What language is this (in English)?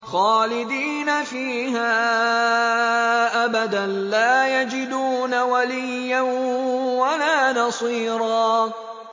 Arabic